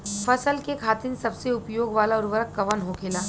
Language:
Bhojpuri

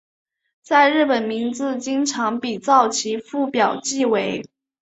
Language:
Chinese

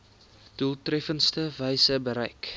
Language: Afrikaans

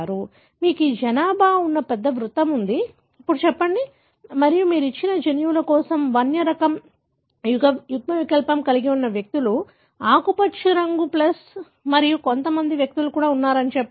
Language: Telugu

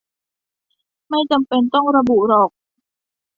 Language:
Thai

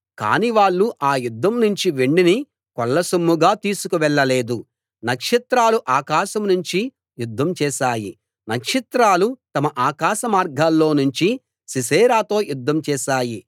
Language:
Telugu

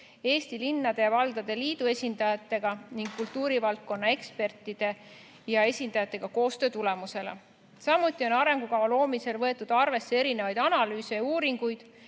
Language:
Estonian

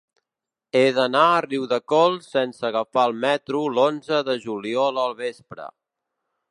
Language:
Catalan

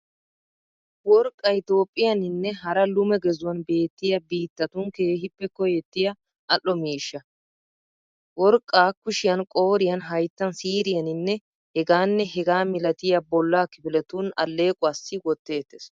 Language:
Wolaytta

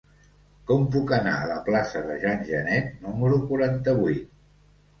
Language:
Catalan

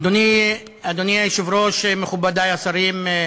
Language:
Hebrew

